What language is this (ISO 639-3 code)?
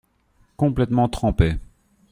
fra